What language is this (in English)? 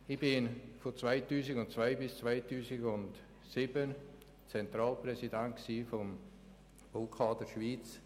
Swiss German